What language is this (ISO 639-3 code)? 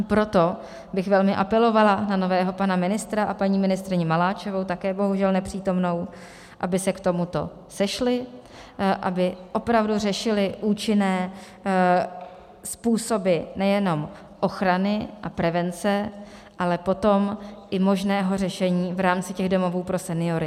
ces